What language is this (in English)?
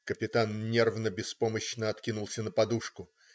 Russian